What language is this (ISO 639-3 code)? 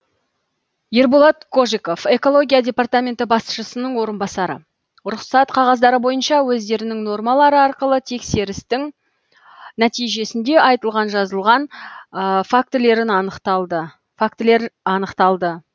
kaz